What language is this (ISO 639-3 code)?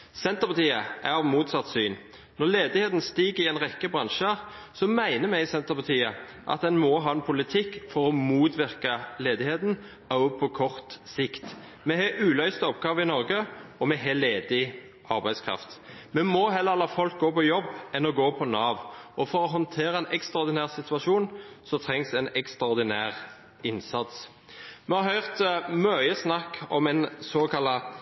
nob